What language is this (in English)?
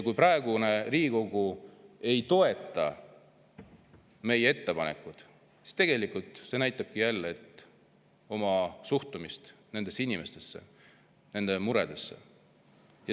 Estonian